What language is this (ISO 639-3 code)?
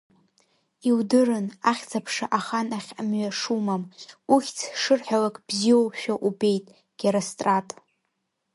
abk